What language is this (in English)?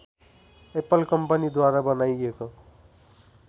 Nepali